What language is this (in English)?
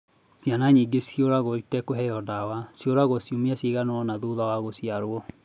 Kikuyu